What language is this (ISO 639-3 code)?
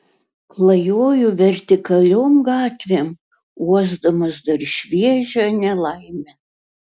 lit